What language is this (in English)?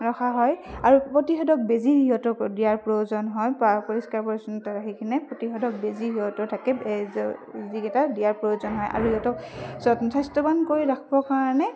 Assamese